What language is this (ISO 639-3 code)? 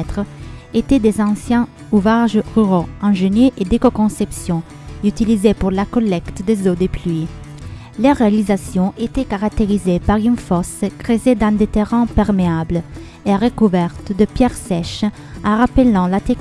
fra